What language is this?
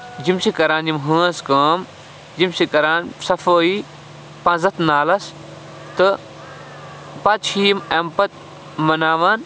Kashmiri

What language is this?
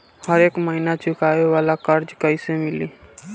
Bhojpuri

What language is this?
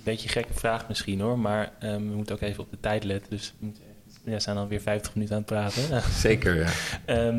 Dutch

